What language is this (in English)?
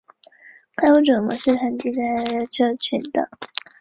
Chinese